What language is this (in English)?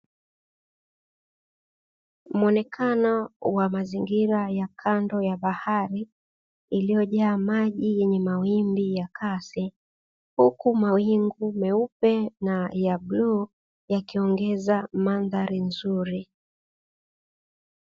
Swahili